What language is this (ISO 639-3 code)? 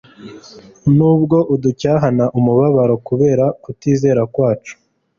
kin